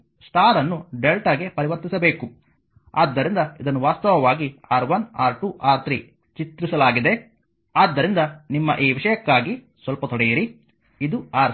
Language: Kannada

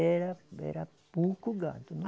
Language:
Portuguese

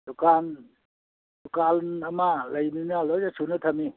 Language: Manipuri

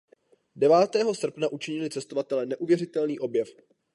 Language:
Czech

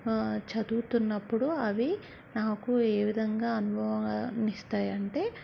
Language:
Telugu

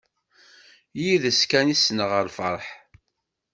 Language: Kabyle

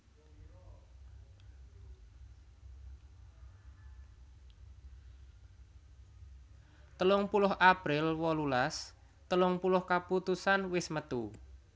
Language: Javanese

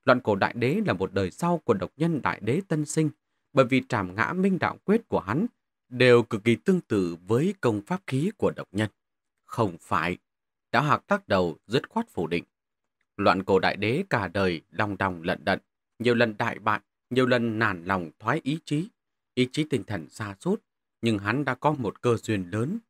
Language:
Vietnamese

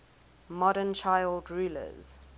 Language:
English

